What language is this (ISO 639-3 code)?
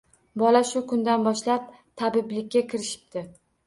uzb